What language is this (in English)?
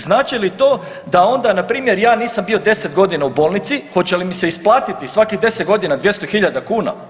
Croatian